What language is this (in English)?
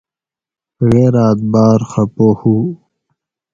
Gawri